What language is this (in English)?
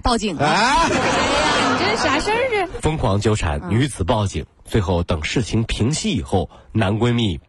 Chinese